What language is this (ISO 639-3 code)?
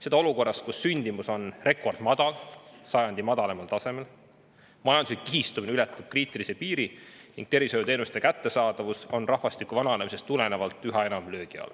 est